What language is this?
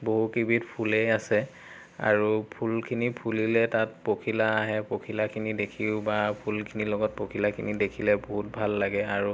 Assamese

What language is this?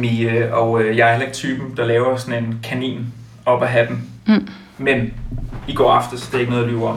Danish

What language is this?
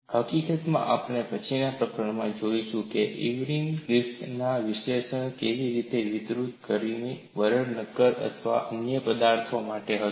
Gujarati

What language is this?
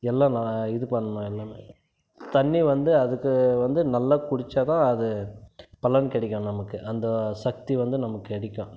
Tamil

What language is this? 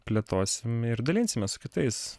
Lithuanian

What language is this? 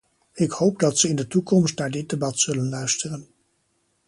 Dutch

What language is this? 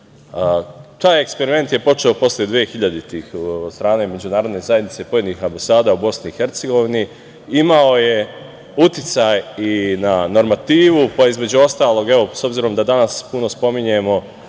Serbian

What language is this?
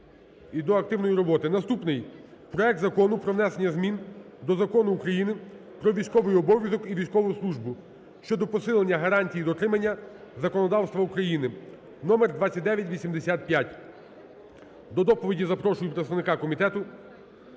Ukrainian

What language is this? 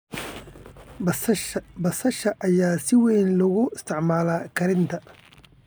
Somali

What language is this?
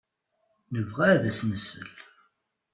Kabyle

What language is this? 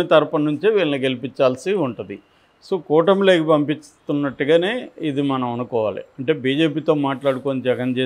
Telugu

